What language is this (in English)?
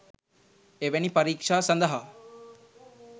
Sinhala